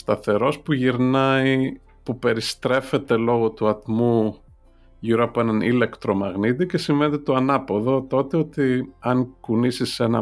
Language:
Greek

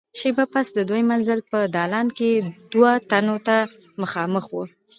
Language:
Pashto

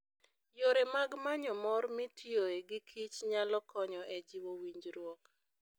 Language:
Luo (Kenya and Tanzania)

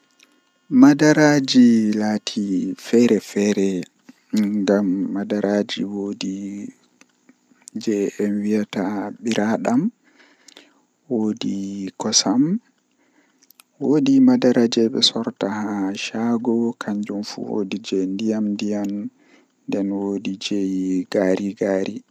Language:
Western Niger Fulfulde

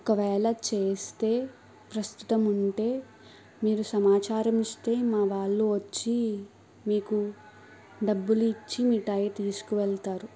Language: Telugu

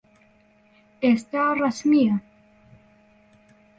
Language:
Central Kurdish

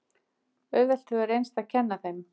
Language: Icelandic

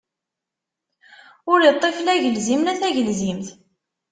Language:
Kabyle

